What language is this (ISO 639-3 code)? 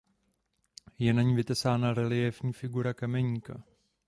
ces